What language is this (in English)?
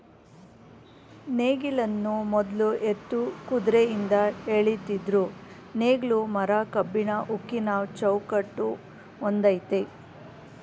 Kannada